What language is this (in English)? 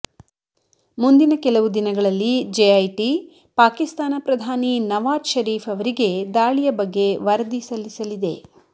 Kannada